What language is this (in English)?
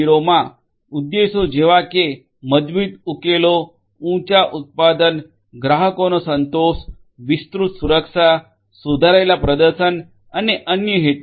Gujarati